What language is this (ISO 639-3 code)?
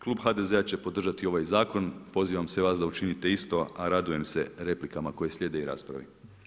hrv